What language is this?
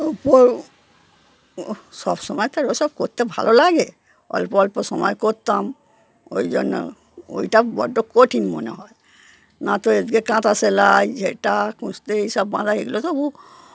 Bangla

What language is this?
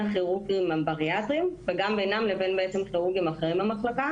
Hebrew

